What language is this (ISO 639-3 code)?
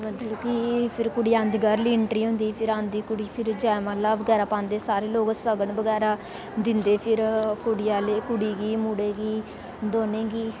doi